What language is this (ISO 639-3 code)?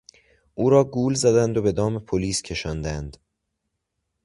fas